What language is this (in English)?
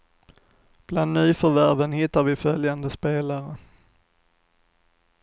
Swedish